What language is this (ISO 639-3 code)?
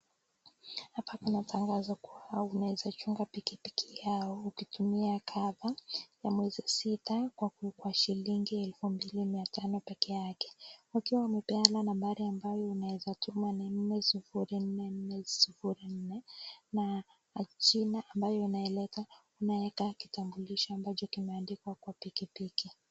swa